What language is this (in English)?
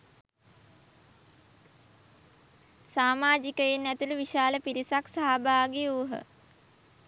Sinhala